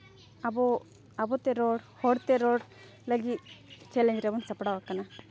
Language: Santali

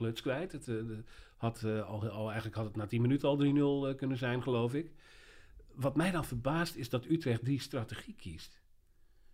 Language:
Dutch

